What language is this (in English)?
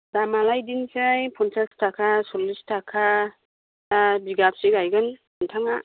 Bodo